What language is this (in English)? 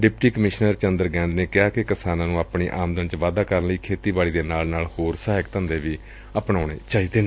Punjabi